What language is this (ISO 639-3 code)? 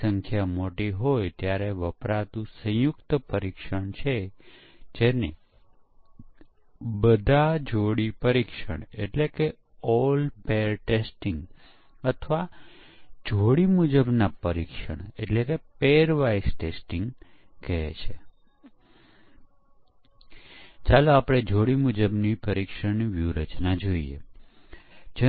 guj